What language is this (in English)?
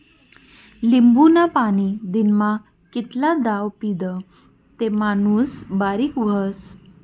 Marathi